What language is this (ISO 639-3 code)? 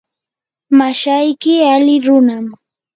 qur